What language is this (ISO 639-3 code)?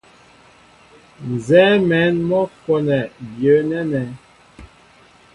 mbo